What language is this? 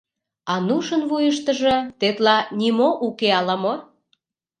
Mari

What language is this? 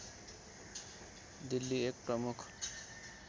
Nepali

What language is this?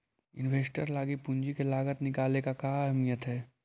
Magahi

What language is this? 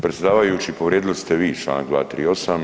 Croatian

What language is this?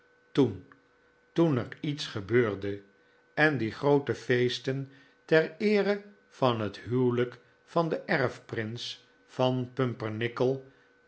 Dutch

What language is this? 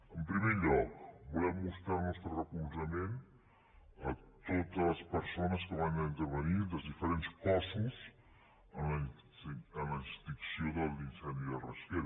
Catalan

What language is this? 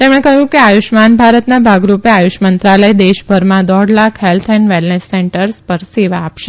Gujarati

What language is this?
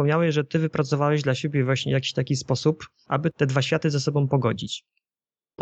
Polish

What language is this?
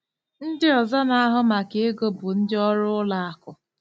Igbo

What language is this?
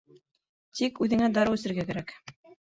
Bashkir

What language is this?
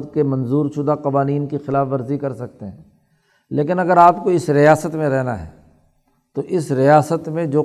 Urdu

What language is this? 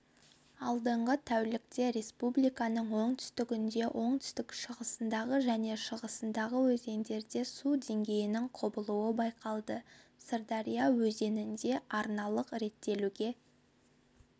Kazakh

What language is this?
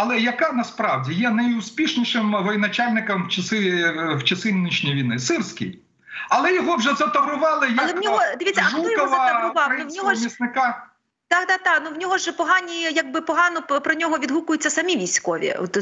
Ukrainian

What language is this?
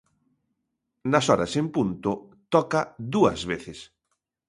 Galician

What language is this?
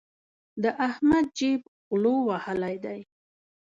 Pashto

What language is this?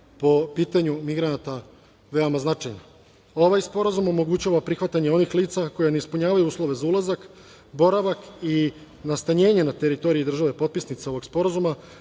Serbian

